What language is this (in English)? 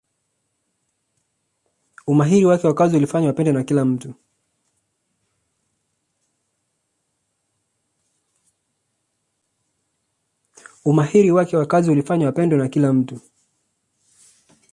Swahili